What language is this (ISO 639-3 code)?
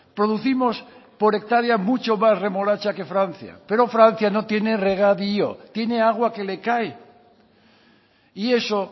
spa